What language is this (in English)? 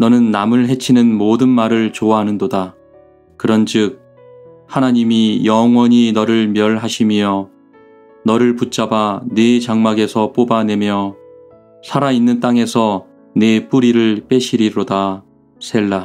Korean